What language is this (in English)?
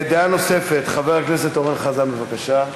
Hebrew